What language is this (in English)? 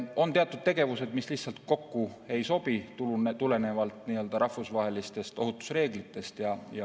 Estonian